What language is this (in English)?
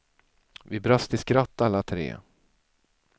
Swedish